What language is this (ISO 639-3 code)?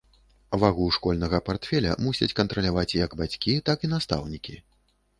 bel